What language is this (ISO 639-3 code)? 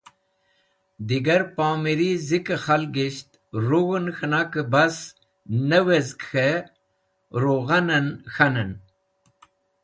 wbl